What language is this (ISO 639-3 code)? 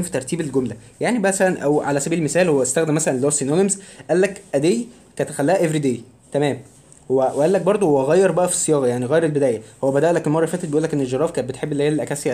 ara